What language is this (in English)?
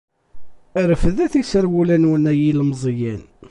Kabyle